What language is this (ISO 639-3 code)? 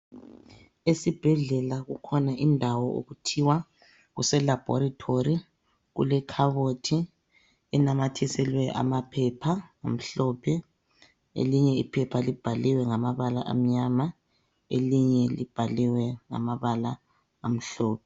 nde